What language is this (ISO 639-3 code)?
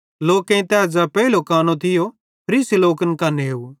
bhd